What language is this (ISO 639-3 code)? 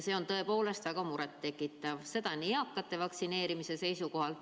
est